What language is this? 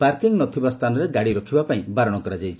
Odia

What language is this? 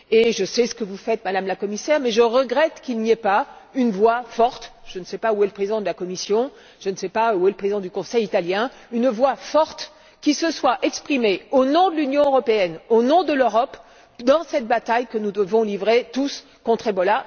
French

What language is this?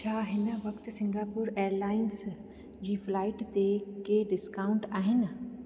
Sindhi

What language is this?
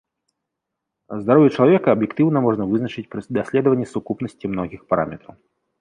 Belarusian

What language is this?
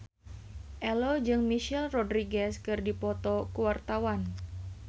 Sundanese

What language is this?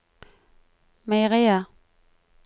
Norwegian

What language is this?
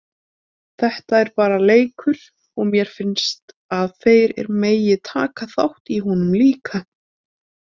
Icelandic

